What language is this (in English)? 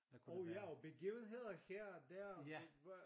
Danish